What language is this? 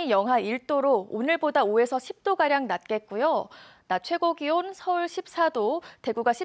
Korean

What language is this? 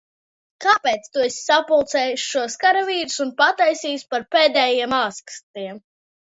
Latvian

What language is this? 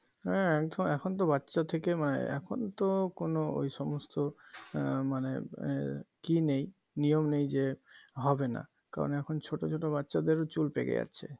Bangla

